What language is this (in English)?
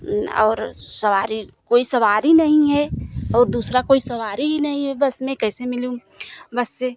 Hindi